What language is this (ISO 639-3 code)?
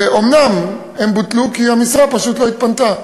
heb